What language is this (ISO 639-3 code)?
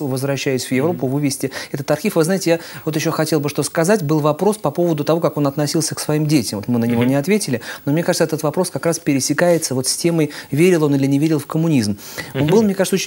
rus